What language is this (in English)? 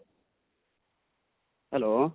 Odia